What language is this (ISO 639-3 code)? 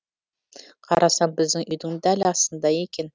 kaz